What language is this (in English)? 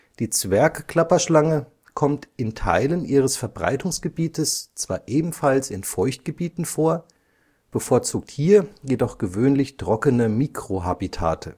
German